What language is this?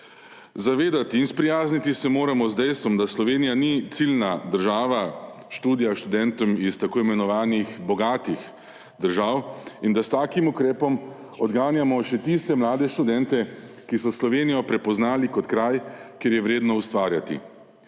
Slovenian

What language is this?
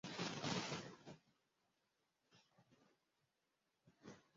Kinyarwanda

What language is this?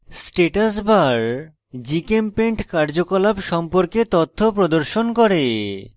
Bangla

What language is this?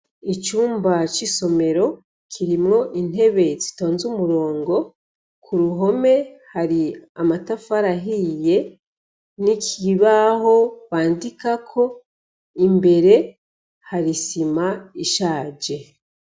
Rundi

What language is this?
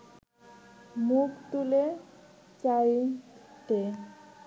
Bangla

